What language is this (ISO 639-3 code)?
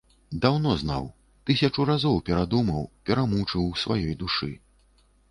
bel